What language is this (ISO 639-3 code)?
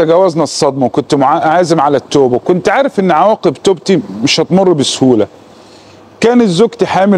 ara